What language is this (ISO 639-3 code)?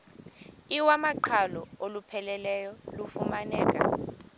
xho